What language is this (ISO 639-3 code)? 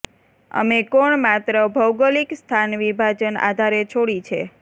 guj